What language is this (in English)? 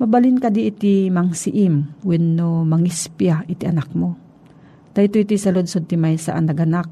Filipino